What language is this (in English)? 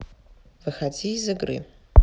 Russian